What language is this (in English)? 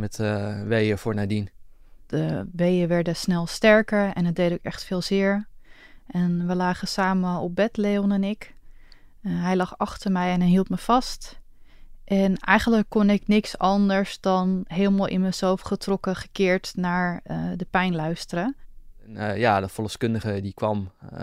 Dutch